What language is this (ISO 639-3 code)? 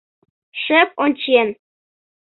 chm